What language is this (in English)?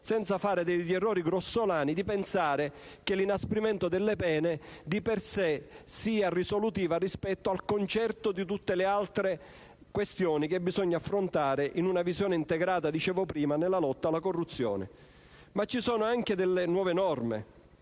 Italian